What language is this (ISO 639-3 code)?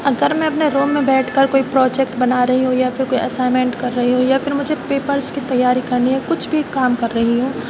urd